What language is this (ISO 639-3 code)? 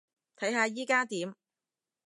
yue